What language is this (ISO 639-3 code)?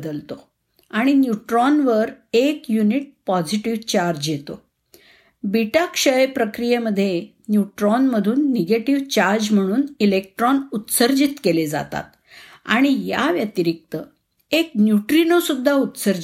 mar